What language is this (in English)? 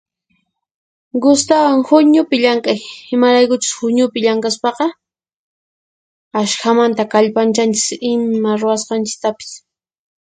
Puno Quechua